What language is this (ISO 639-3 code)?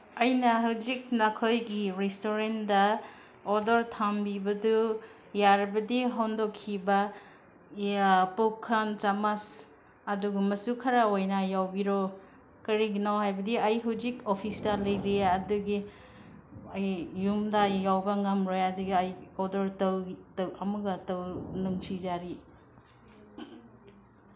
mni